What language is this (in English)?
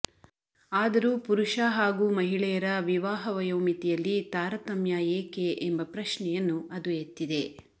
Kannada